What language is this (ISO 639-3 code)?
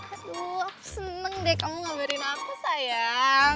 ind